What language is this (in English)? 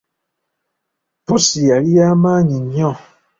Ganda